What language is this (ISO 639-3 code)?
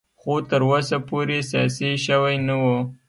pus